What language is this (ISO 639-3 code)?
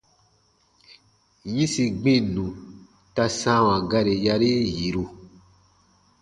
bba